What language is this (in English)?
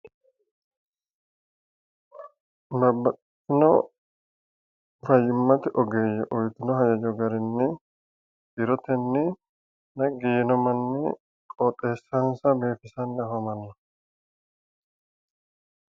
Sidamo